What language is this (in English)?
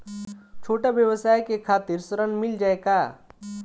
Bhojpuri